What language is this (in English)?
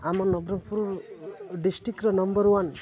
Odia